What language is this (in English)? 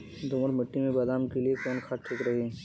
Bhojpuri